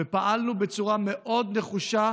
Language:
Hebrew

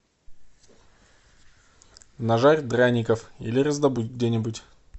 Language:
Russian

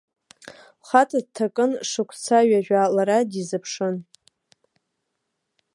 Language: Abkhazian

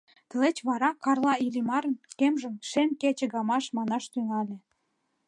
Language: Mari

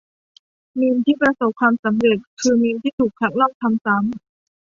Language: Thai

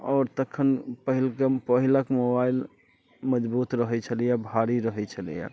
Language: Maithili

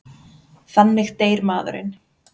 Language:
Icelandic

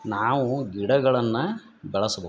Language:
Kannada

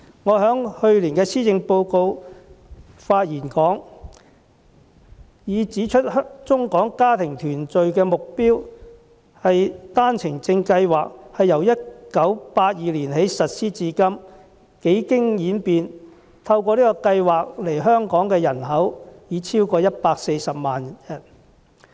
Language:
Cantonese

